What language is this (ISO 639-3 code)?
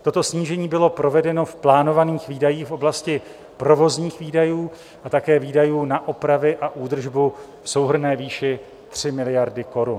ces